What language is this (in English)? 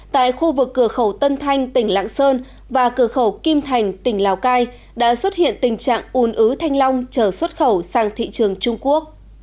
Vietnamese